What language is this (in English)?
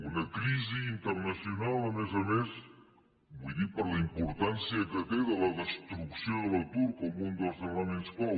Catalan